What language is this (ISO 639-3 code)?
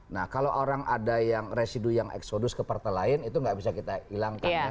ind